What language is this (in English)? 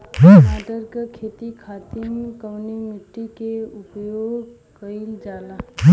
Bhojpuri